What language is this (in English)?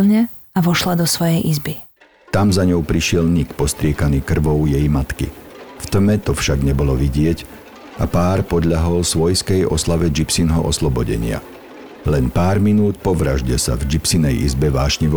Slovak